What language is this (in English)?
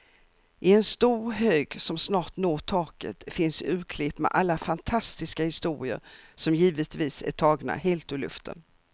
Swedish